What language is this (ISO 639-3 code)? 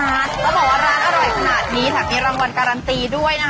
tha